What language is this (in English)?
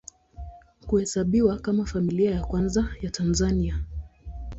Swahili